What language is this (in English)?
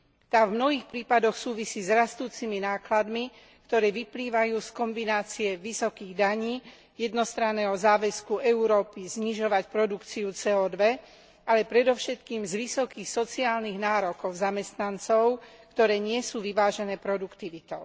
Slovak